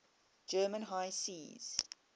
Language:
English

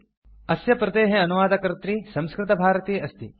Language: Sanskrit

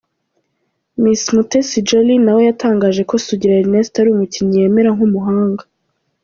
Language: Kinyarwanda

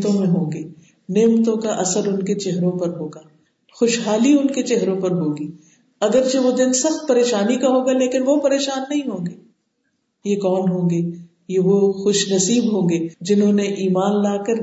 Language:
Urdu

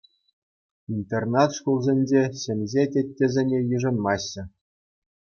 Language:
Chuvash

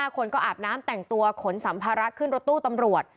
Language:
Thai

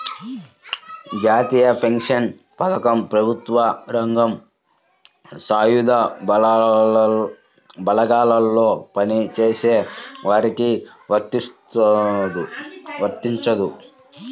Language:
Telugu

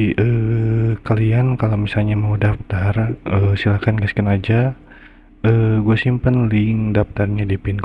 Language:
Indonesian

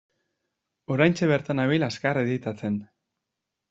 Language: Basque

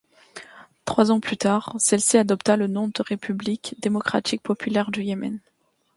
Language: French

